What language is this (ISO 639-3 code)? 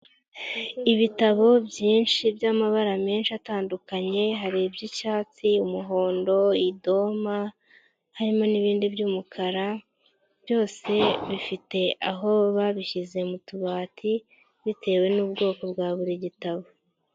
kin